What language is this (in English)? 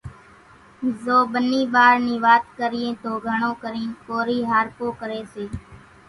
Kachi Koli